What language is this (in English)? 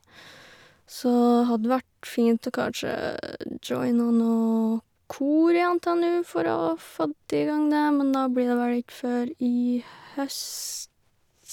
Norwegian